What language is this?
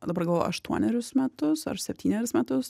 Lithuanian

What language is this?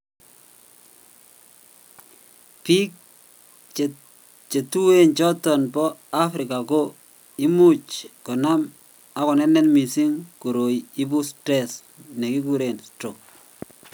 Kalenjin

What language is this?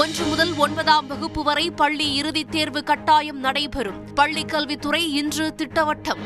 Tamil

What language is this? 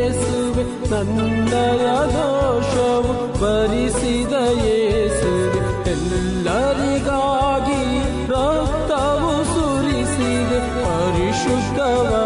Kannada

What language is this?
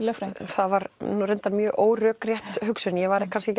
Icelandic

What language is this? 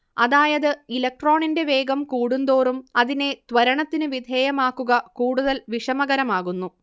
Malayalam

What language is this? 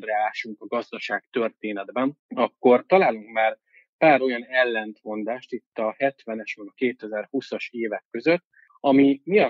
Hungarian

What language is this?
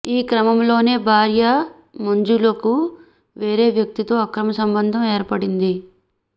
Telugu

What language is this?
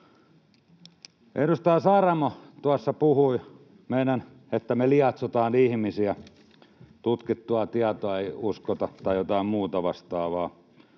Finnish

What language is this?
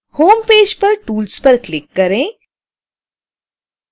Hindi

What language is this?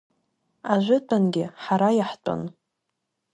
Abkhazian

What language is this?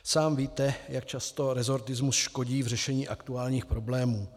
Czech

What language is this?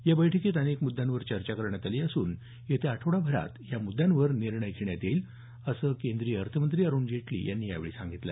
Marathi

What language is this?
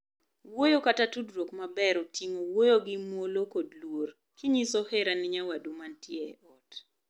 Luo (Kenya and Tanzania)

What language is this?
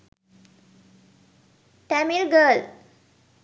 Sinhala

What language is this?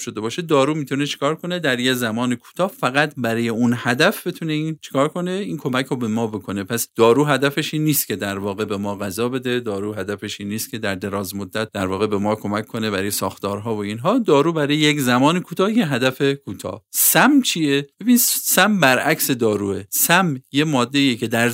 Persian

